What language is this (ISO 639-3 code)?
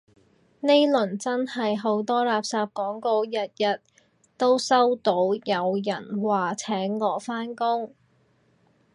yue